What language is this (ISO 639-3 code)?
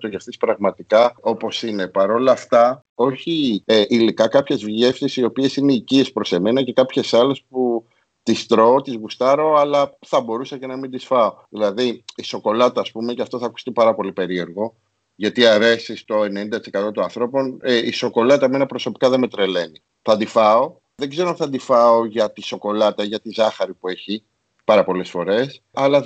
ell